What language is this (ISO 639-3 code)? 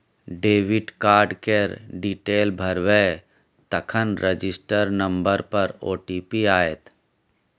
mai